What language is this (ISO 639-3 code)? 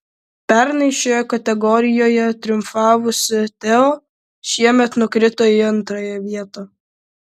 lit